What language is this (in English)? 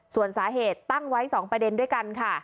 Thai